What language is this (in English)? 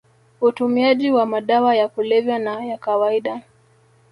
Swahili